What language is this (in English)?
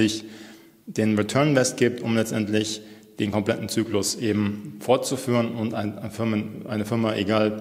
German